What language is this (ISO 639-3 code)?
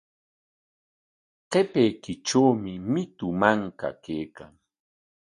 qwa